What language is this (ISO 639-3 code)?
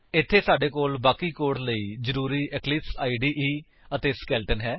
pan